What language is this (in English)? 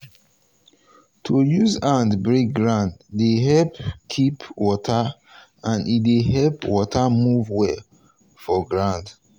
Nigerian Pidgin